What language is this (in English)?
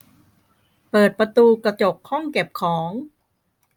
Thai